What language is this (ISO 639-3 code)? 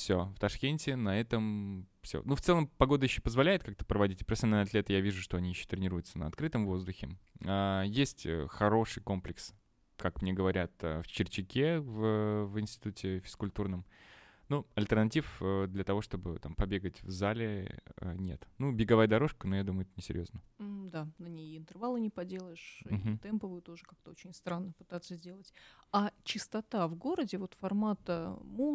rus